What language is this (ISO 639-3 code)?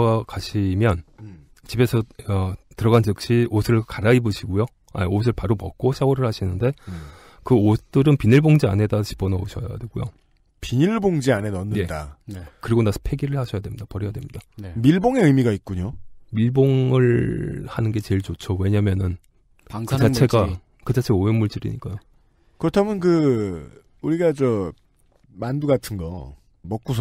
kor